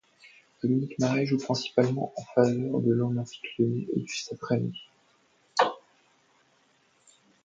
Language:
French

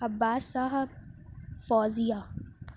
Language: Urdu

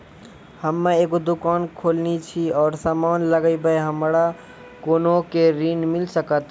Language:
Maithili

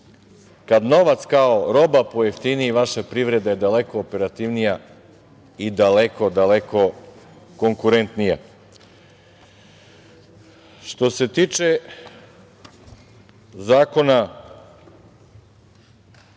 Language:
Serbian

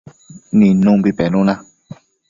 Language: Matsés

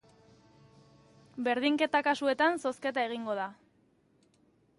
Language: Basque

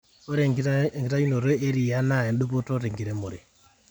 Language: Masai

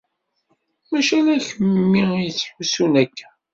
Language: Kabyle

